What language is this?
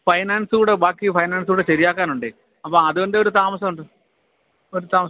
Malayalam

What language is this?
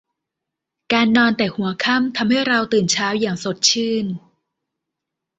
Thai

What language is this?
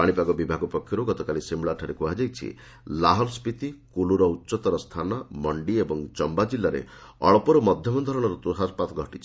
Odia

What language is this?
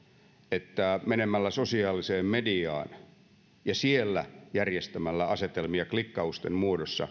Finnish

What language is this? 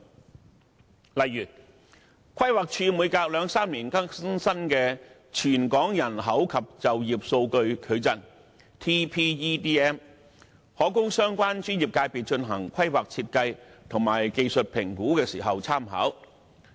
Cantonese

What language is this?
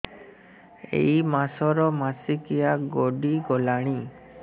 Odia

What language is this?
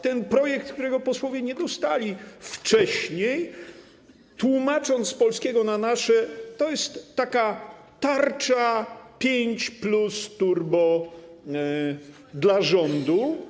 Polish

